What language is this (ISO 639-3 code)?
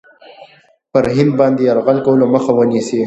pus